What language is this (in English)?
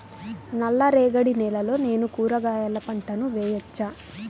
Telugu